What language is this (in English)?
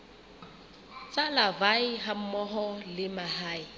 Southern Sotho